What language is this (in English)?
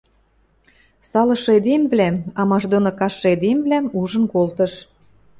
Western Mari